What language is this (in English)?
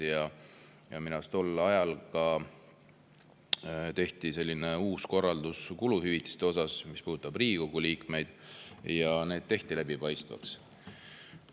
Estonian